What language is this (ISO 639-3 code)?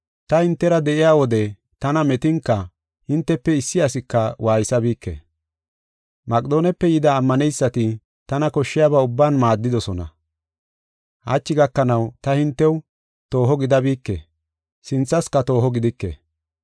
gof